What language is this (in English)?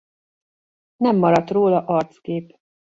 Hungarian